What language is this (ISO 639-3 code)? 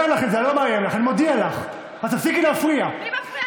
heb